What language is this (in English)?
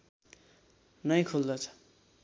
Nepali